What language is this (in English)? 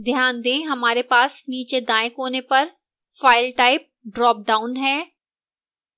Hindi